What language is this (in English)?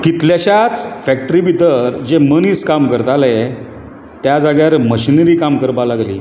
Konkani